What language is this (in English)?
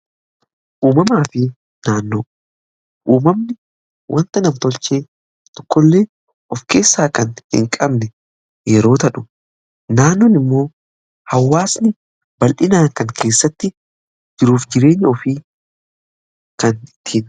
Oromo